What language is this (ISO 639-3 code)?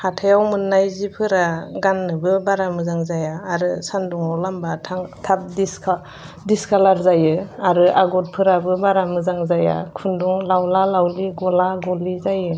brx